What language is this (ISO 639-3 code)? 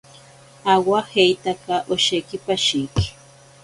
prq